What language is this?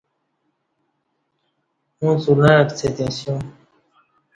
Kati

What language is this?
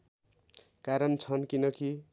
Nepali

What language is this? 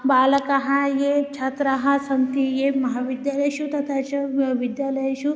Sanskrit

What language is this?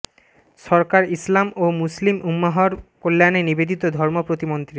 Bangla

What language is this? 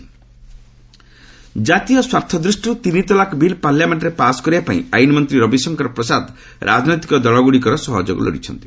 Odia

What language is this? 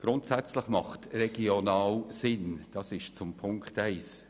Swiss German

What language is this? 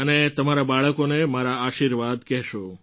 Gujarati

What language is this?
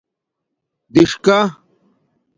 Domaaki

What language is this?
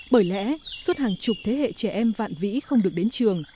Vietnamese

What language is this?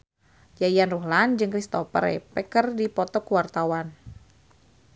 Sundanese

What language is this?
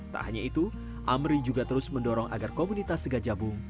Indonesian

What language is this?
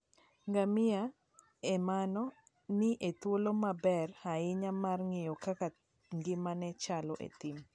Luo (Kenya and Tanzania)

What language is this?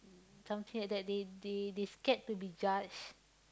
English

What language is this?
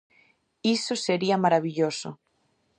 Galician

